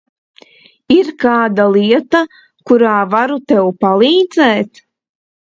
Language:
Latvian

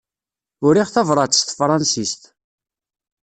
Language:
Kabyle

